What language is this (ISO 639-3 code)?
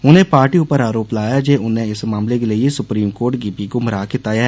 doi